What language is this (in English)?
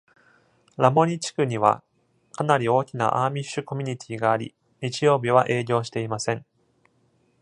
Japanese